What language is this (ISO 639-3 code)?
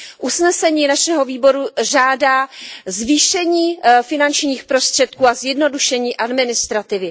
ces